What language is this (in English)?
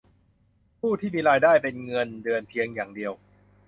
Thai